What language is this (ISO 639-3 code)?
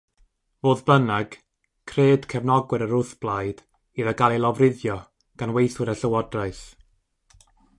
cym